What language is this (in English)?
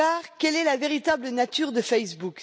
French